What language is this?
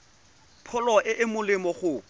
Tswana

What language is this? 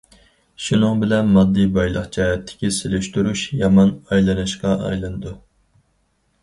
Uyghur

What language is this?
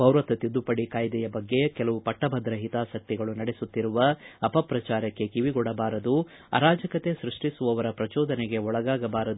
Kannada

